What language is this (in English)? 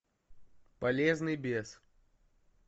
Russian